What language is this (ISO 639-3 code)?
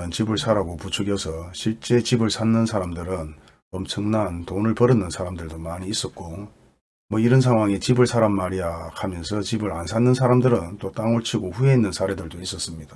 kor